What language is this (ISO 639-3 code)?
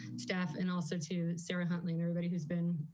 eng